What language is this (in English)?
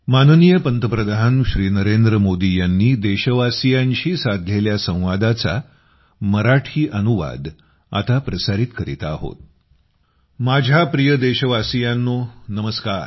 Marathi